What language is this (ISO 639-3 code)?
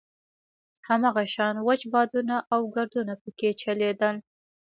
pus